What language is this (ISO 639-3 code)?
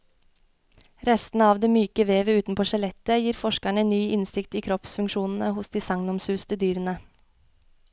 nor